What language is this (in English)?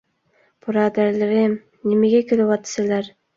Uyghur